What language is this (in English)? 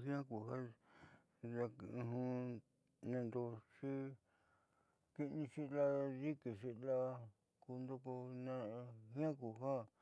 Southeastern Nochixtlán Mixtec